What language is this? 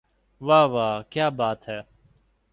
Urdu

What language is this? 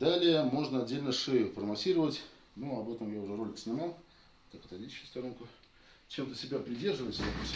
Russian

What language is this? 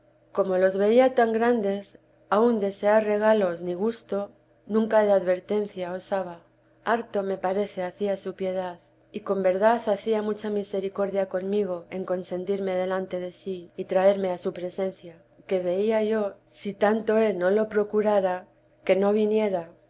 Spanish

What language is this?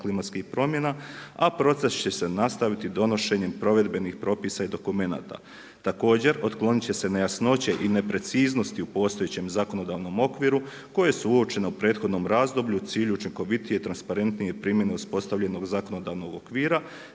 Croatian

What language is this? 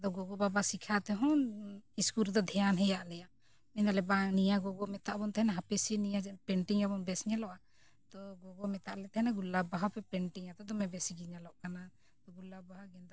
Santali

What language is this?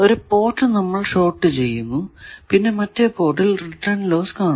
Malayalam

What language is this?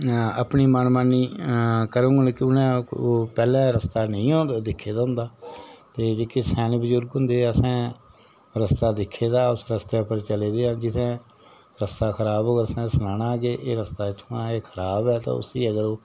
Dogri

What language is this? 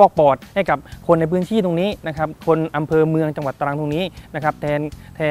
Thai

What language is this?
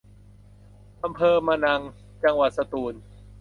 Thai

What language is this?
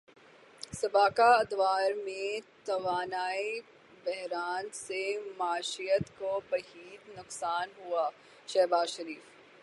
Urdu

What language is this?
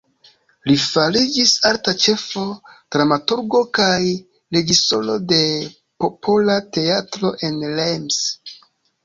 Esperanto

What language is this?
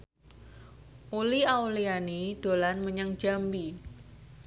Javanese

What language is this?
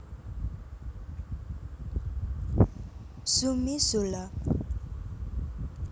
Javanese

